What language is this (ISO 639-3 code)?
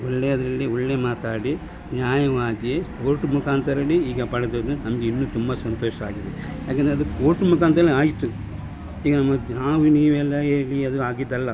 kan